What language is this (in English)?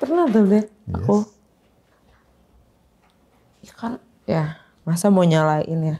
Indonesian